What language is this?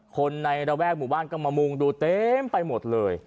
Thai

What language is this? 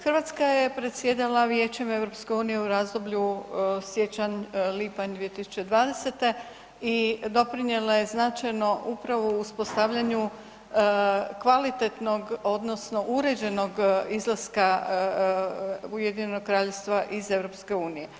Croatian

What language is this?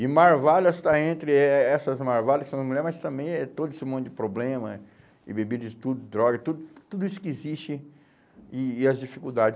Portuguese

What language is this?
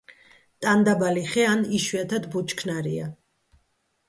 Georgian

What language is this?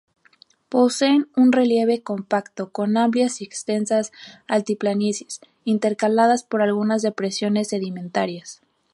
Spanish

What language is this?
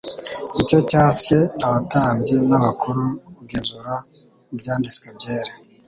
Kinyarwanda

